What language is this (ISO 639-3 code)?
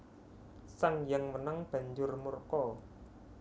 jav